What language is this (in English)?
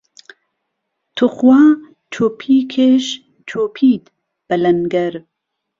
Central Kurdish